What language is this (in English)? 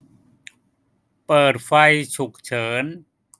Thai